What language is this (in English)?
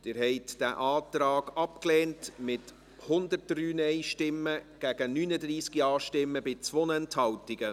Swiss German